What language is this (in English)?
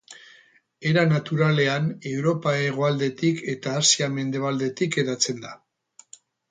Basque